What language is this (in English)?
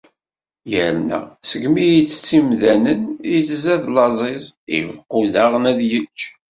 Kabyle